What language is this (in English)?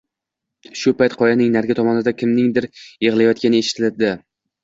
Uzbek